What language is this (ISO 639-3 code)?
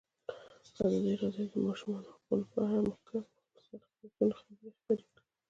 pus